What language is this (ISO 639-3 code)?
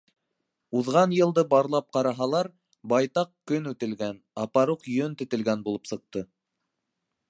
bak